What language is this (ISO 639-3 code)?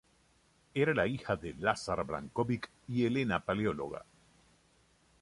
spa